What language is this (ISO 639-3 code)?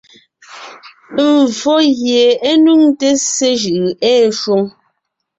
nnh